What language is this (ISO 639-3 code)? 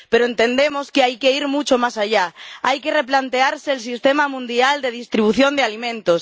spa